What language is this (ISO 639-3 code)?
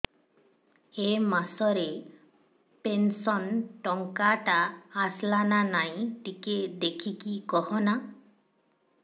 ori